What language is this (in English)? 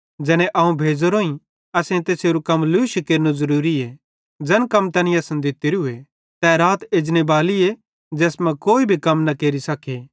Bhadrawahi